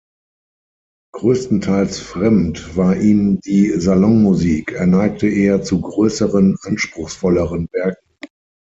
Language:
German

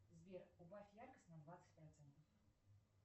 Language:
Russian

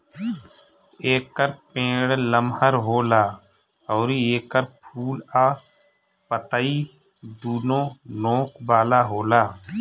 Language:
Bhojpuri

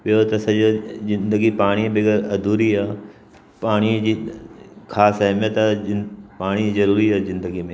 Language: Sindhi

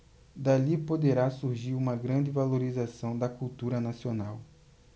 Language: Portuguese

